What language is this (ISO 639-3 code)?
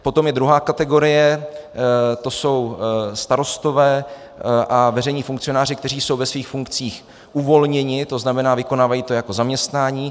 ces